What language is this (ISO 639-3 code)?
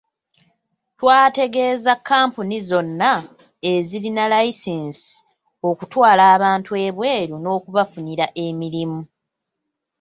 lug